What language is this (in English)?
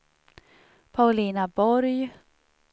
Swedish